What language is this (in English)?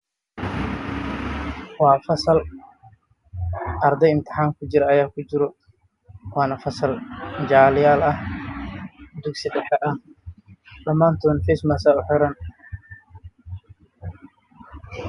Somali